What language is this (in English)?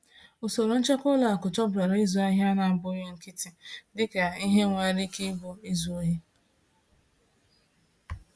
Igbo